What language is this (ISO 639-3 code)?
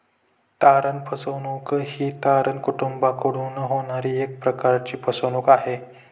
mar